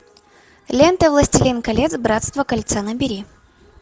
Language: Russian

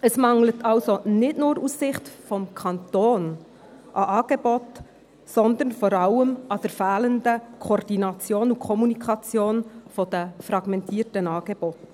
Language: Swiss German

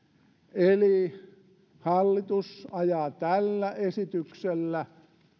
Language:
Finnish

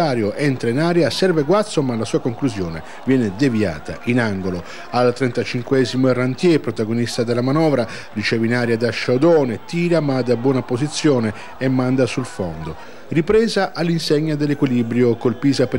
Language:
Italian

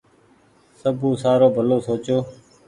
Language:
Goaria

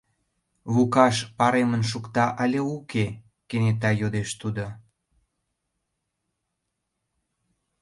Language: Mari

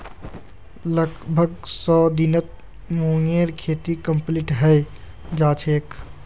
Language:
Magahi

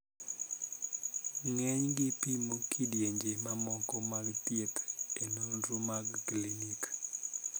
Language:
Luo (Kenya and Tanzania)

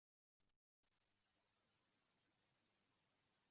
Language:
Uzbek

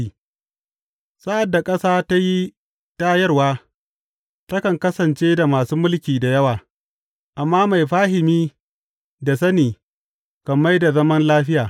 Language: Hausa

